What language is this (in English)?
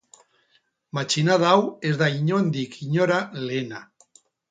Basque